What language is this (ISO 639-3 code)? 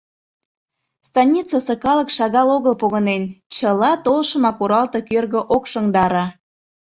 chm